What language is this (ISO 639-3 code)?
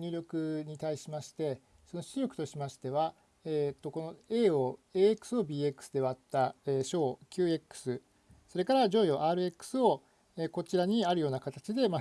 jpn